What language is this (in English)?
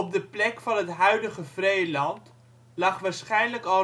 Dutch